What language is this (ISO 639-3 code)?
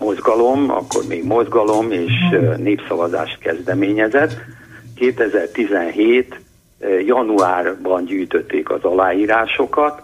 hun